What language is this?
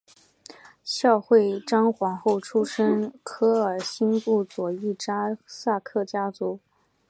Chinese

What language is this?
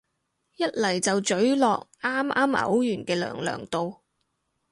Cantonese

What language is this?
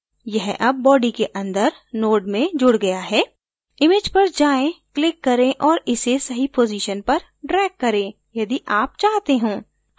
Hindi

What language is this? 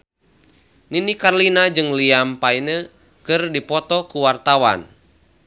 Sundanese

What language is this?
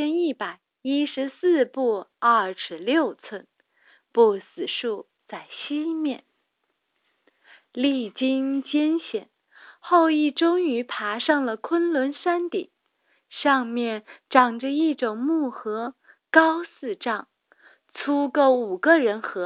Chinese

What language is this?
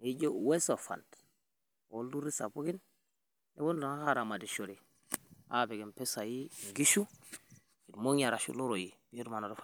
Masai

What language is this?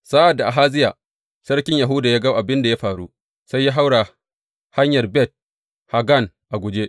Hausa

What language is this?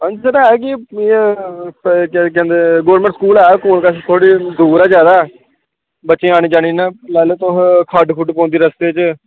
Dogri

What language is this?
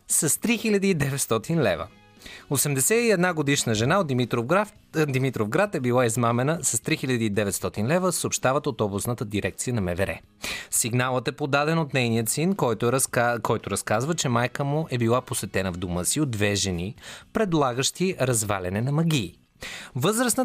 Bulgarian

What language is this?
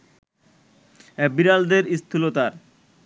Bangla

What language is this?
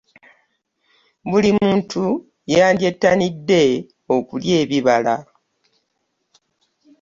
Ganda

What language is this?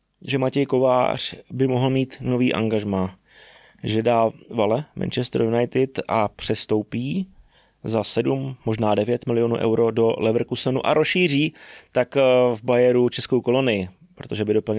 Czech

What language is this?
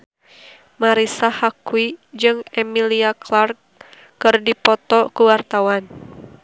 Sundanese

